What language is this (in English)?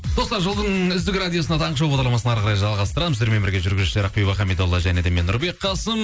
Kazakh